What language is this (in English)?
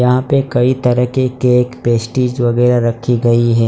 Hindi